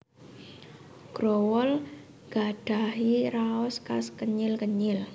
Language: Javanese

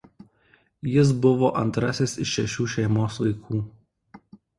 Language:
Lithuanian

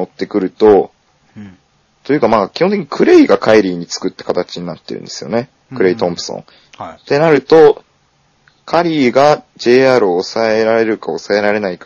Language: Japanese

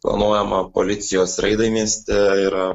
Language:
Lithuanian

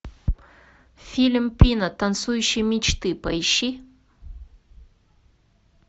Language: Russian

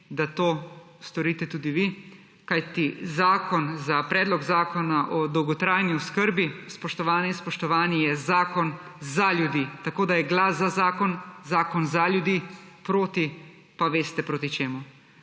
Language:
Slovenian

